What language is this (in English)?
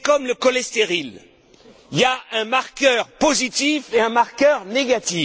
French